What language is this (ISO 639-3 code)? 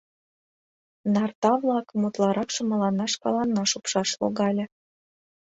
chm